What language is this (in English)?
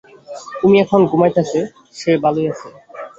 Bangla